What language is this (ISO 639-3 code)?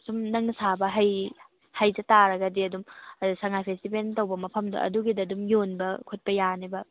mni